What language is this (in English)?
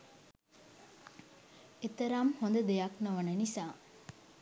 Sinhala